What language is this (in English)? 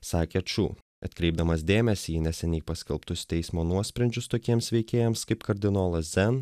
Lithuanian